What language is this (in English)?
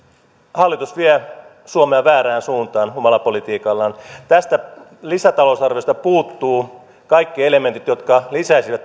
Finnish